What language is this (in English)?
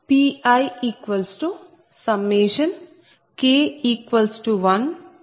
Telugu